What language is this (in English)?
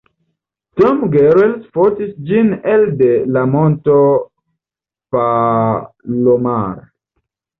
Esperanto